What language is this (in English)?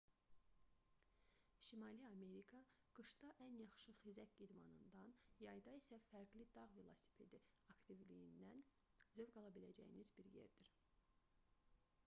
Azerbaijani